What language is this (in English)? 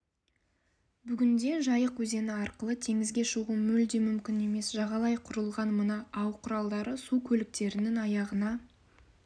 Kazakh